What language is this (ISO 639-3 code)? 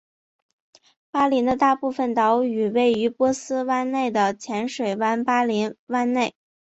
zho